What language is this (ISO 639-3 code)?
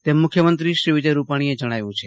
guj